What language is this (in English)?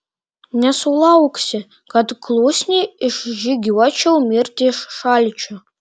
Lithuanian